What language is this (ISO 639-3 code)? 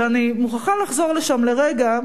heb